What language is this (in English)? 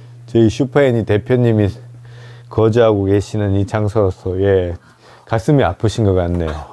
Korean